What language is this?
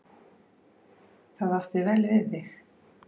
Icelandic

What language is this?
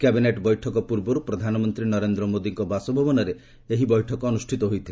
Odia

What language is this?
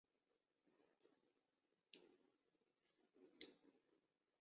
Chinese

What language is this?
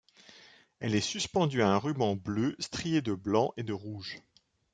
French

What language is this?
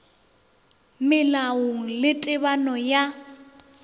Northern Sotho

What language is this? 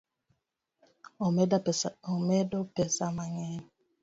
Luo (Kenya and Tanzania)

